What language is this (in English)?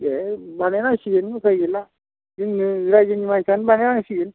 Bodo